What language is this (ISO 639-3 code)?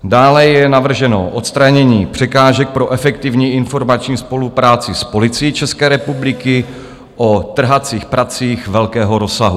ces